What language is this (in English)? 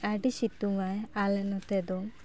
Santali